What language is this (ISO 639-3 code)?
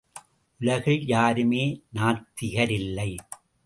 tam